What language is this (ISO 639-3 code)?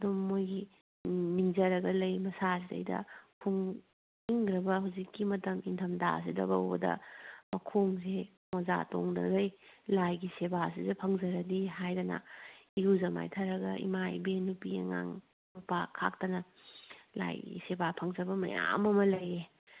mni